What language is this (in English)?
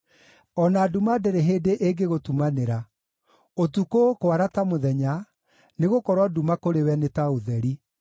Kikuyu